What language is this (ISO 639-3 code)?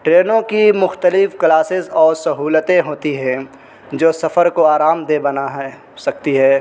urd